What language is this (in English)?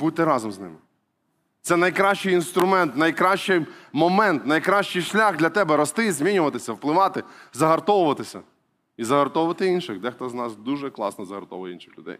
Ukrainian